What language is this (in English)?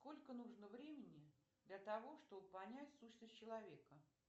Russian